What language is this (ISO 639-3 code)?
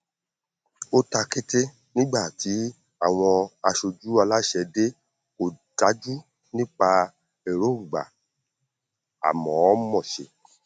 yor